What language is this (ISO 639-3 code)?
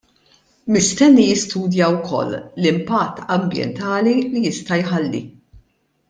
mlt